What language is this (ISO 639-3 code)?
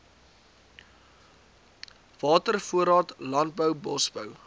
afr